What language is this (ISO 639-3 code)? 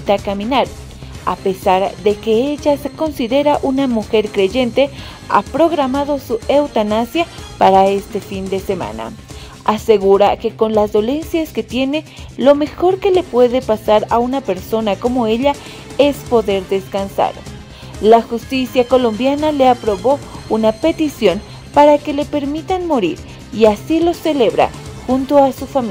spa